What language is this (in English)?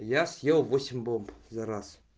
Russian